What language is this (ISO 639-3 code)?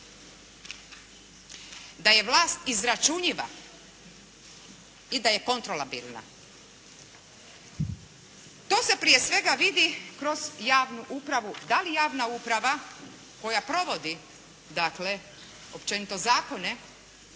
hrv